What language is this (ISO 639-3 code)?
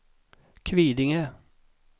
swe